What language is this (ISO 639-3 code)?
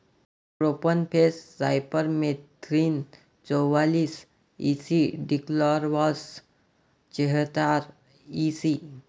mar